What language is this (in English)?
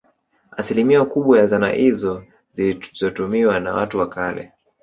Swahili